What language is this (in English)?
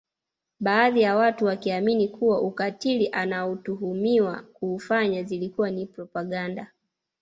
Swahili